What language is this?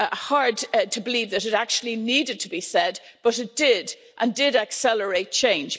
English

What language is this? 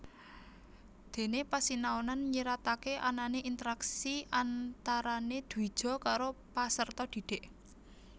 Javanese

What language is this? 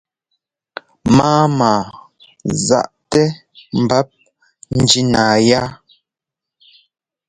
Ngomba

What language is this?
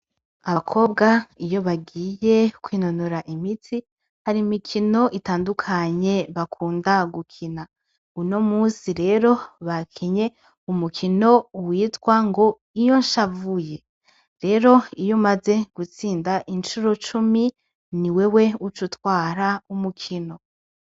Rundi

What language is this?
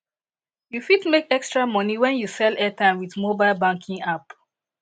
Nigerian Pidgin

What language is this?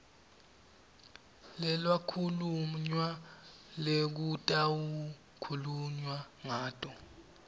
Swati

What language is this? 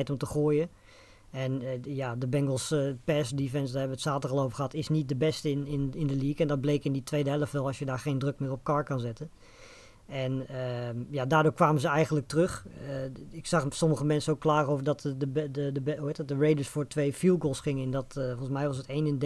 Dutch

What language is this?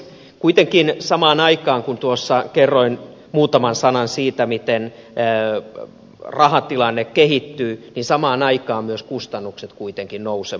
Finnish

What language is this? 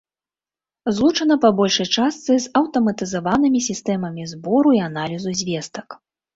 Belarusian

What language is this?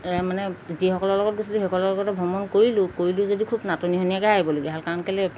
Assamese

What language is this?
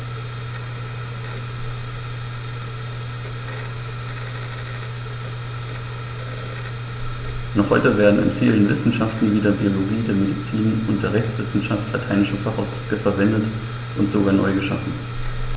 German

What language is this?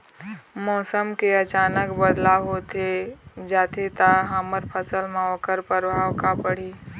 Chhattisgarhi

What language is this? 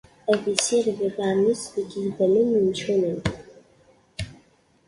Kabyle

